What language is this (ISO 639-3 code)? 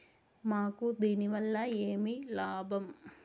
tel